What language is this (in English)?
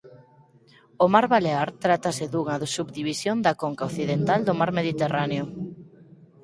Galician